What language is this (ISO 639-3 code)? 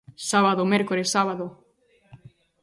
glg